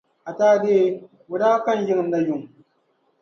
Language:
Dagbani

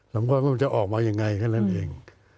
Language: Thai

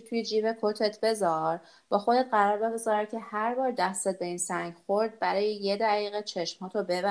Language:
Persian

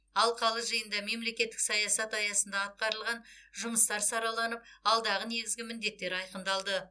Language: Kazakh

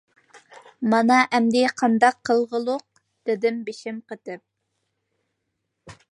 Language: Uyghur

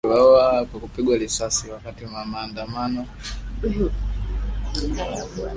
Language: Swahili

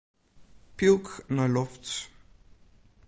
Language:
Western Frisian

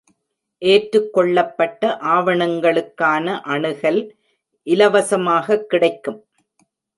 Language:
Tamil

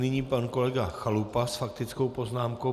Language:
Czech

